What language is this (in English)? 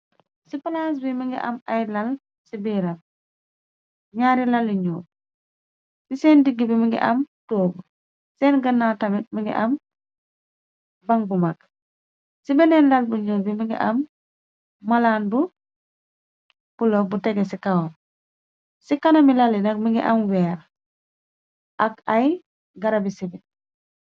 Wolof